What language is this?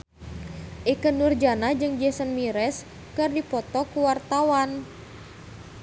Sundanese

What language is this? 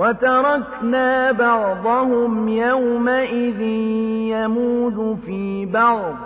Arabic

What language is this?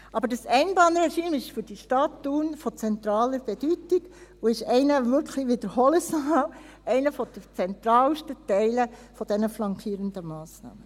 Swiss German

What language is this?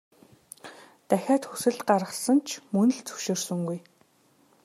Mongolian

